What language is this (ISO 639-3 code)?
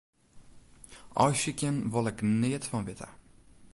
fry